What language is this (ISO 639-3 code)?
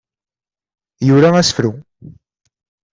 kab